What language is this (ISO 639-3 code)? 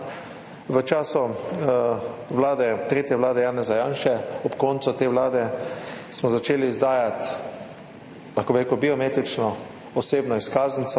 slv